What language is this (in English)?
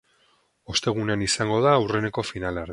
Basque